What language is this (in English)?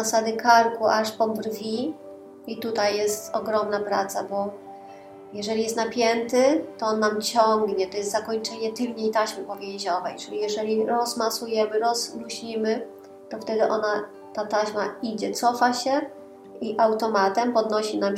Polish